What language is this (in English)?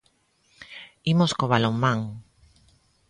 Galician